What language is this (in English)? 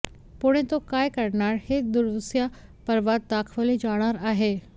Marathi